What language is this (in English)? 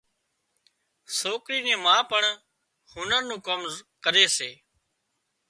Wadiyara Koli